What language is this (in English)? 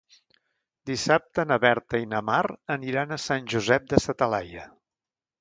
Catalan